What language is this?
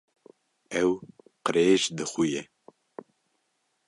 Kurdish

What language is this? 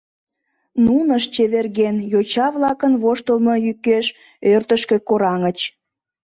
Mari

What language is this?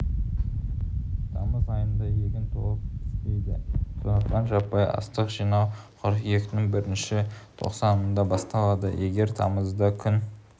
Kazakh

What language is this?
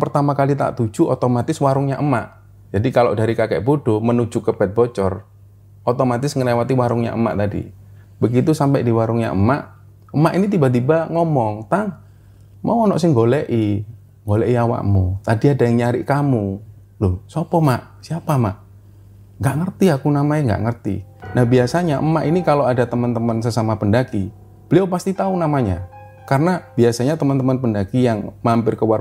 Indonesian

